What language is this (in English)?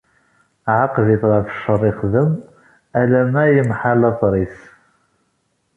Kabyle